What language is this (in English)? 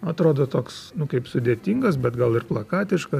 Lithuanian